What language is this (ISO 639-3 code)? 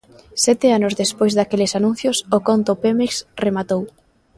glg